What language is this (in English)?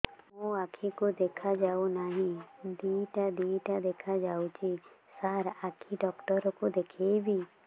Odia